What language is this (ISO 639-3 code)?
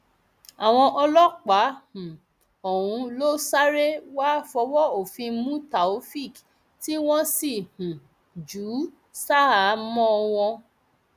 yor